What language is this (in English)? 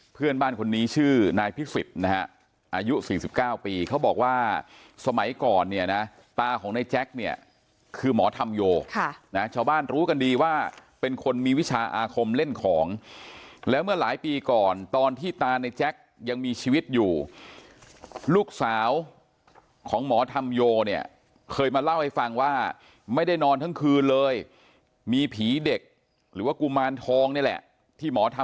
Thai